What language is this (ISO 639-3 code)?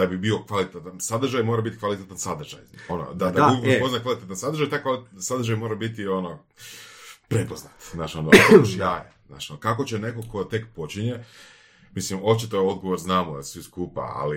hrv